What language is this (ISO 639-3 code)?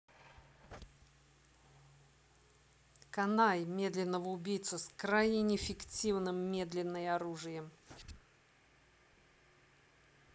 rus